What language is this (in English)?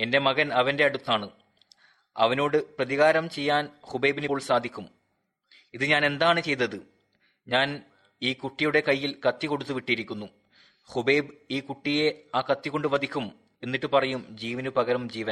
Malayalam